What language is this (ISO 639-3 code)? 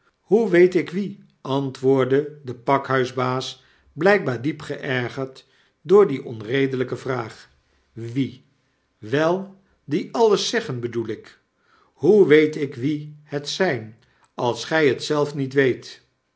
nld